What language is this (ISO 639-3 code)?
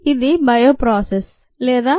tel